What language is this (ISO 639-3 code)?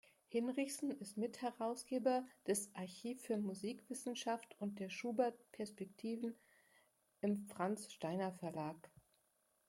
deu